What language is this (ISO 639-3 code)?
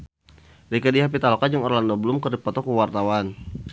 sun